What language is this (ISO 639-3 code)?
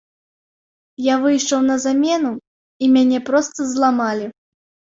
bel